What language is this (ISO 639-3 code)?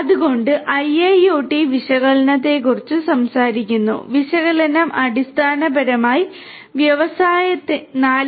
mal